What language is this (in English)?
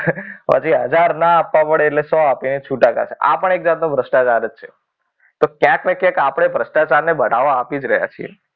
Gujarati